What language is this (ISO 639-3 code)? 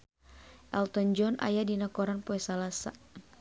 sun